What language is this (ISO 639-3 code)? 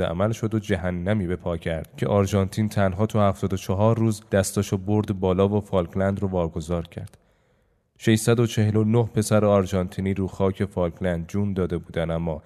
fas